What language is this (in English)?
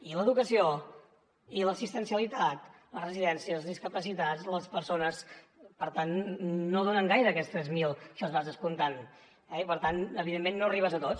Catalan